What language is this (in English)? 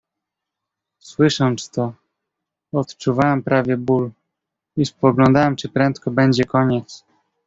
Polish